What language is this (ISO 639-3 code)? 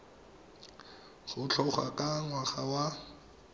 tsn